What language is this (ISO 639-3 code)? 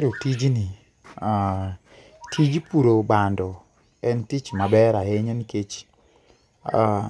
luo